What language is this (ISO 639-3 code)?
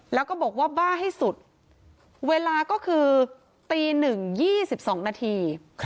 tha